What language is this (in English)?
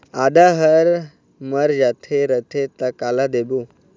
Chhattisgarhi